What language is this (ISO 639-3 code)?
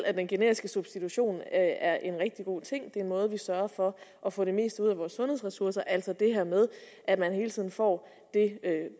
dan